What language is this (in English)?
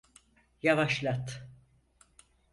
Turkish